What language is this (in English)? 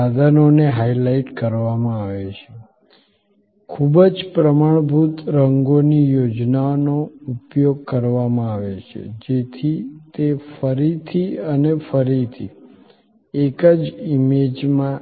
Gujarati